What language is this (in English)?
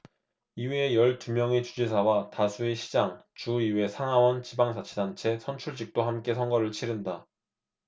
Korean